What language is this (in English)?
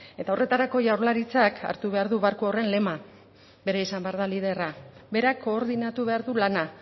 Basque